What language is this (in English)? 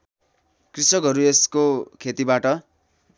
Nepali